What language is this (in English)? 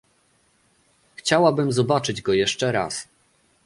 Polish